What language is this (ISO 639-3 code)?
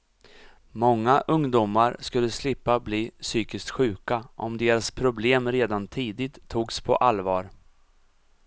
swe